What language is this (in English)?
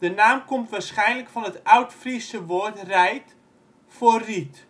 Dutch